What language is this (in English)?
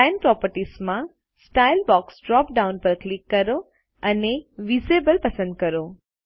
Gujarati